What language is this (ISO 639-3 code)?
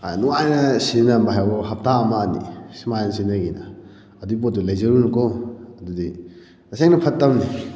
mni